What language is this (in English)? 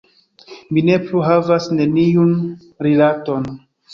Esperanto